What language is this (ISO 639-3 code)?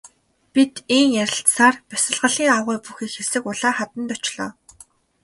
mon